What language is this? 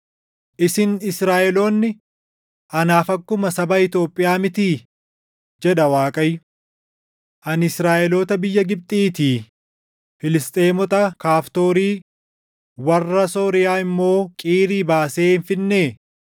Oromo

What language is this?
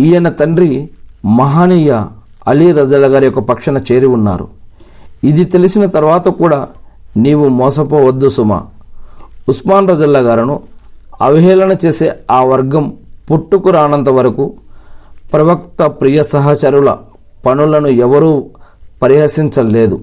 Telugu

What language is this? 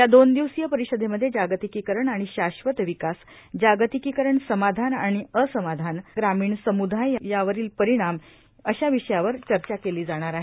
Marathi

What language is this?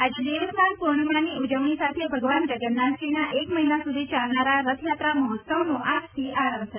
Gujarati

